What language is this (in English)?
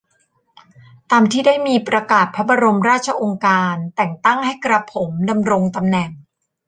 Thai